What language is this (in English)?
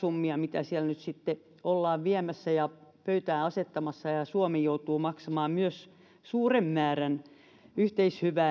Finnish